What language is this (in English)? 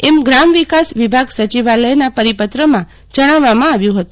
Gujarati